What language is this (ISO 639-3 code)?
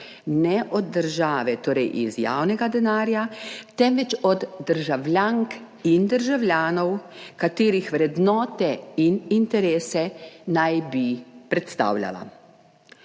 slv